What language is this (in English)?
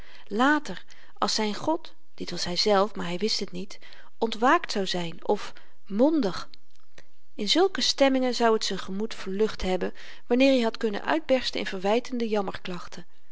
Dutch